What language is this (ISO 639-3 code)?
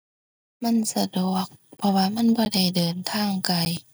tha